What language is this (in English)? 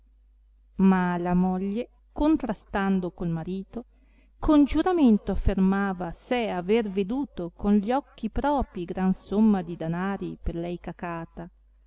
Italian